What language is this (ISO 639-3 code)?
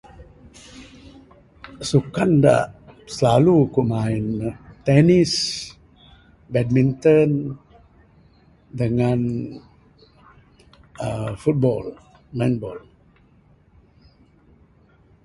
sdo